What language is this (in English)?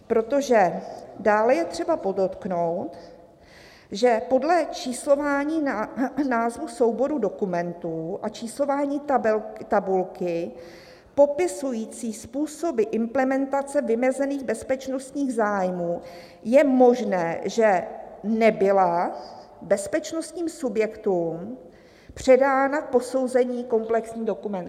Czech